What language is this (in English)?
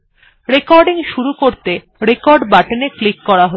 Bangla